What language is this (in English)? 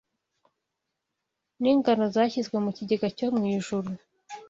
Kinyarwanda